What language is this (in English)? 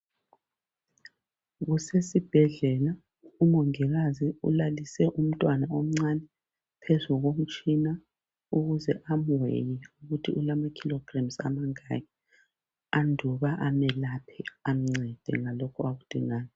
North Ndebele